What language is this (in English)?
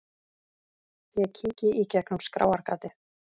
Icelandic